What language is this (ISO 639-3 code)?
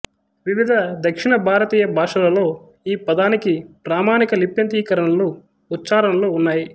tel